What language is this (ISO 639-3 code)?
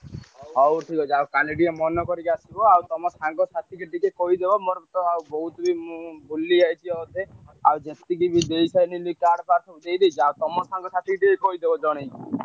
ori